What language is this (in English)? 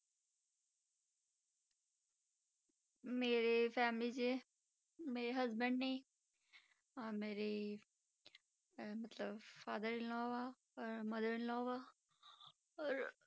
Punjabi